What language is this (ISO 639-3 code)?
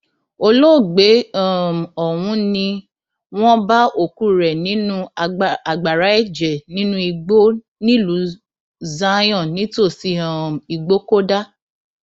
yor